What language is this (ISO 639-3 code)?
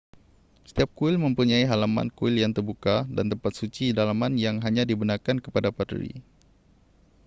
msa